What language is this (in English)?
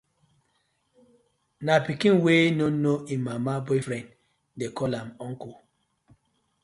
Nigerian Pidgin